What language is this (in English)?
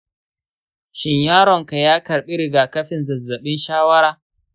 Hausa